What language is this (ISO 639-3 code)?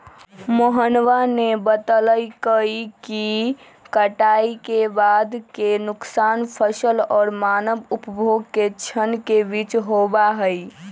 mag